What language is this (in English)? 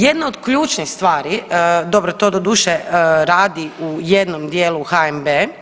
Croatian